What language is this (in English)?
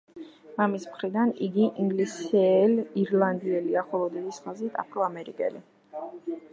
Georgian